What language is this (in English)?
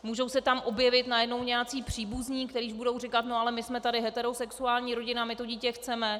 Czech